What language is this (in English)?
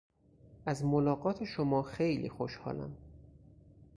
Persian